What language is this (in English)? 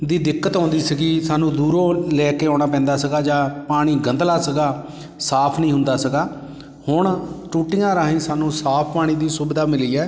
Punjabi